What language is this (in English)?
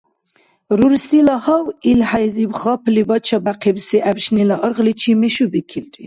Dargwa